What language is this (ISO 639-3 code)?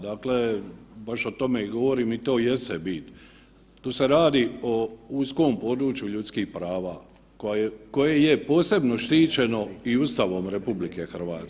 hrv